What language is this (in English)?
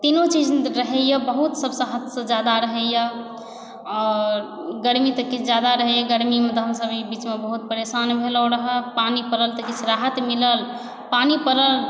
Maithili